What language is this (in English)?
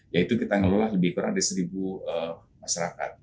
Indonesian